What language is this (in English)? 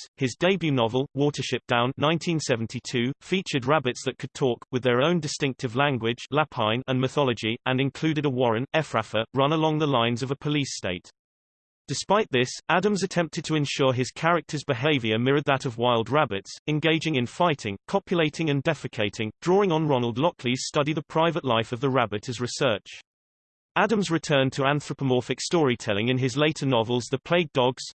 English